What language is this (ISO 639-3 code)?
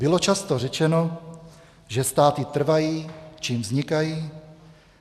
ces